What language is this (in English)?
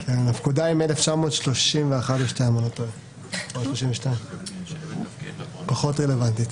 Hebrew